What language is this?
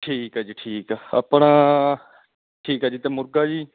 Punjabi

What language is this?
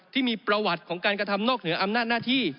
Thai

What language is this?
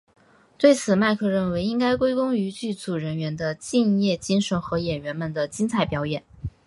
Chinese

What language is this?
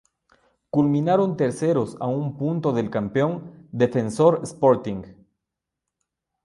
Spanish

